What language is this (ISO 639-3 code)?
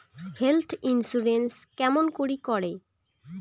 ben